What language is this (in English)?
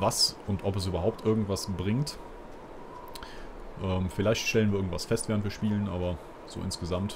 German